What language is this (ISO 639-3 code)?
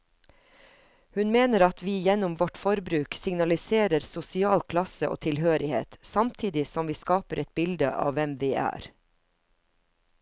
nor